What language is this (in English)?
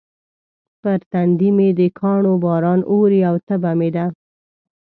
Pashto